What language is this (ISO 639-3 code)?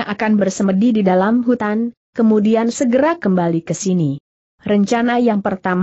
ind